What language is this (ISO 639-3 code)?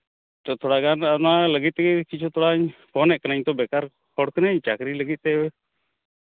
sat